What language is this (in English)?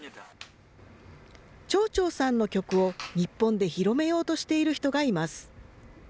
Japanese